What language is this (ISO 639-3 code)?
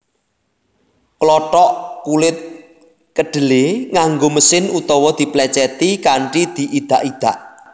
jav